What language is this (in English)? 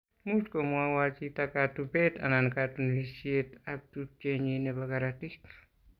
Kalenjin